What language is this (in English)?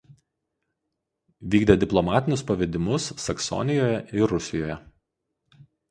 Lithuanian